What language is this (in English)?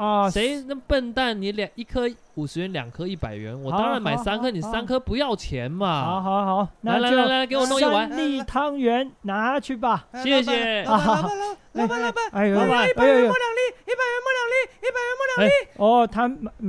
Chinese